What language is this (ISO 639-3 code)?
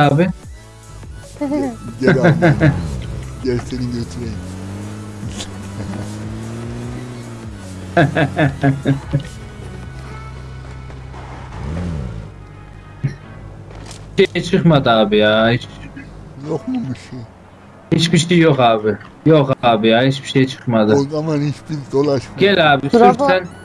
tur